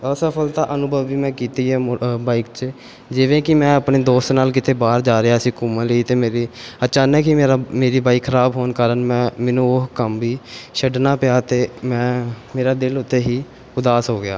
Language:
Punjabi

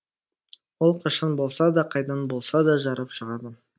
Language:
Kazakh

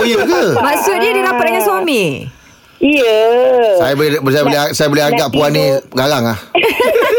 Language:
Malay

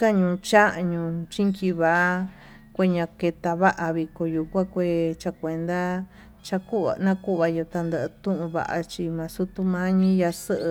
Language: Tututepec Mixtec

